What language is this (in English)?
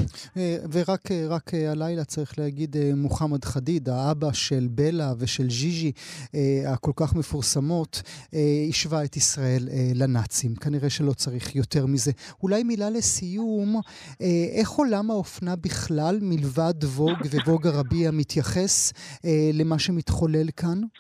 Hebrew